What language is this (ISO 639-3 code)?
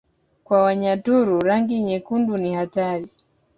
swa